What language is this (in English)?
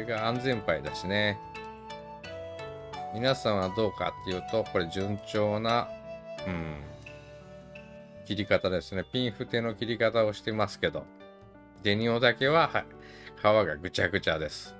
Japanese